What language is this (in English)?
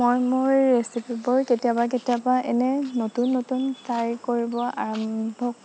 Assamese